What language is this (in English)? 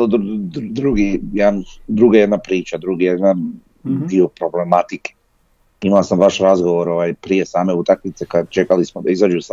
Croatian